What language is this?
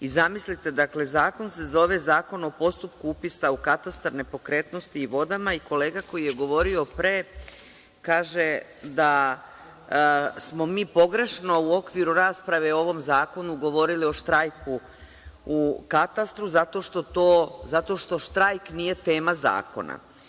Serbian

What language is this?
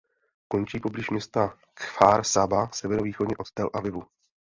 Czech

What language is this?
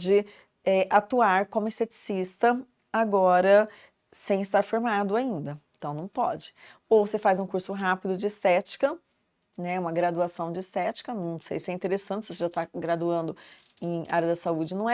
Portuguese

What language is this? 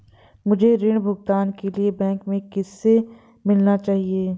Hindi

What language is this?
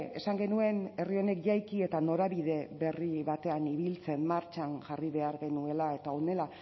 Basque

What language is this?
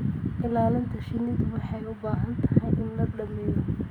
Somali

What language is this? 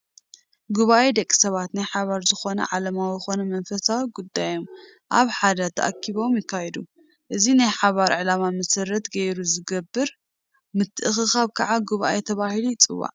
Tigrinya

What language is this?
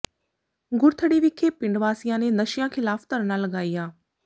Punjabi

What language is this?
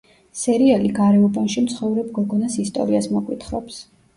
Georgian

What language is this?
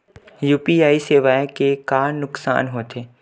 Chhattisgarhi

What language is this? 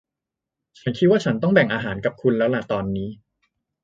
Thai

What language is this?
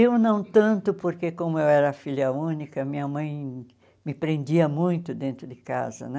Portuguese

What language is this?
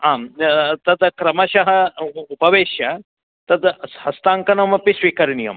Sanskrit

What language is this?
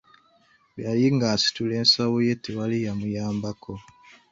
Ganda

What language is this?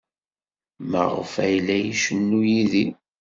Kabyle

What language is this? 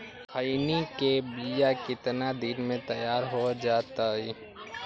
Magahi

